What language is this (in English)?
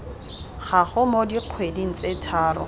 Tswana